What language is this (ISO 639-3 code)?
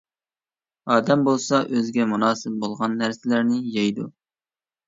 uig